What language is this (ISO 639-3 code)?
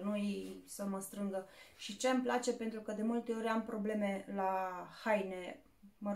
ron